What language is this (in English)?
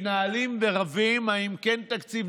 Hebrew